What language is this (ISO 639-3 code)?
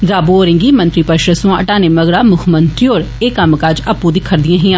doi